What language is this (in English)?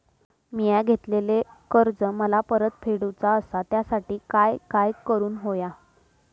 Marathi